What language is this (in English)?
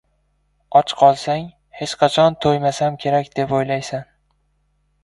Uzbek